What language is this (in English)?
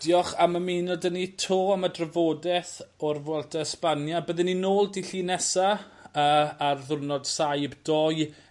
Welsh